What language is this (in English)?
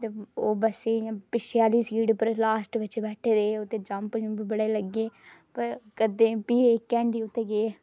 Dogri